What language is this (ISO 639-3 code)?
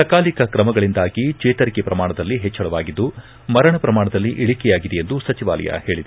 kan